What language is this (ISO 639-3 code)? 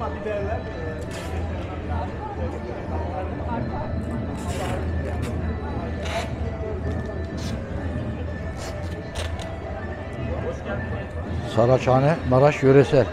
tur